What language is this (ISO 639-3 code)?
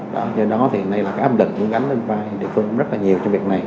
vie